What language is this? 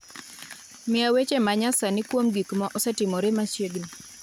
Luo (Kenya and Tanzania)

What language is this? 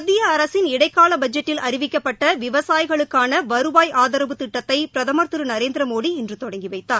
Tamil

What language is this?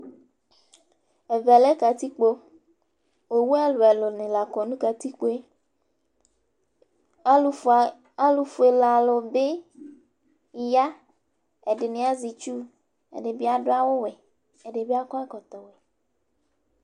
Ikposo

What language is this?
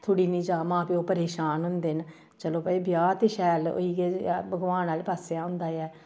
Dogri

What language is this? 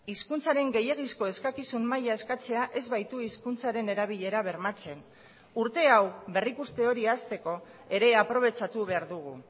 Basque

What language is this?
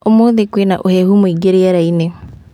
Kikuyu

